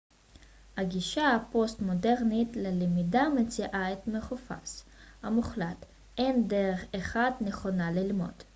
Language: Hebrew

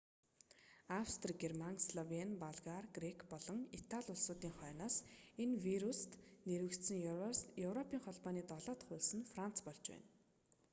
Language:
Mongolian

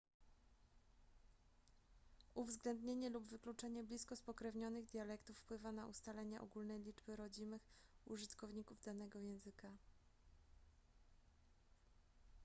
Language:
Polish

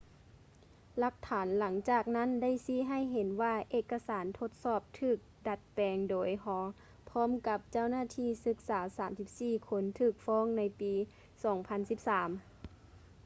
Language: Lao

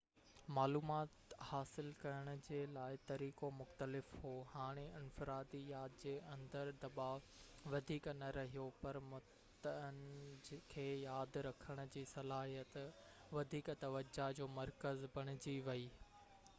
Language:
Sindhi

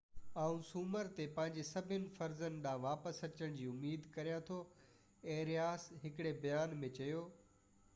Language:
Sindhi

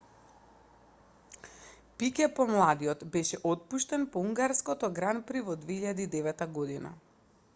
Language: Macedonian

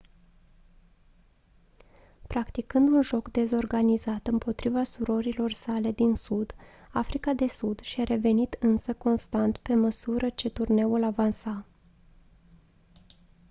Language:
Romanian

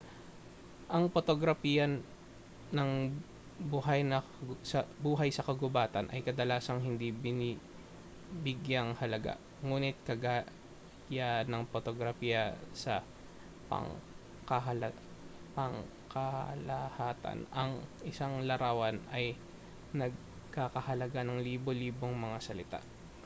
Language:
Filipino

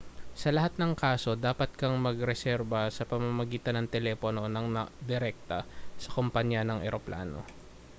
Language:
Filipino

